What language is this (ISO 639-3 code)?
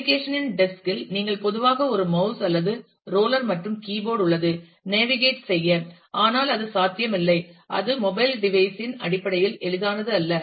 tam